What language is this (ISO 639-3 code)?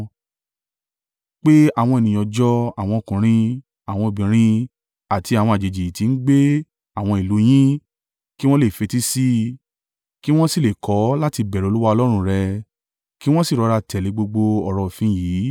yor